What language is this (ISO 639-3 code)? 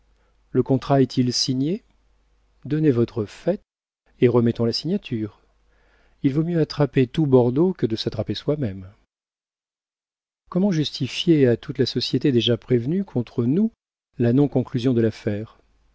fra